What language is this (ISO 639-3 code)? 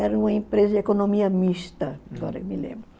por